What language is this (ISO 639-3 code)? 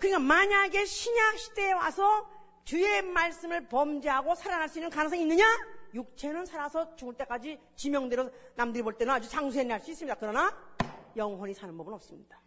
kor